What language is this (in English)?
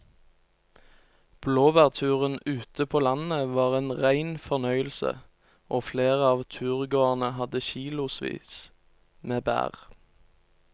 Norwegian